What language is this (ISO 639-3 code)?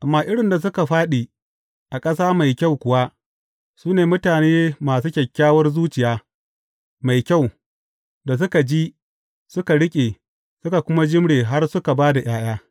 hau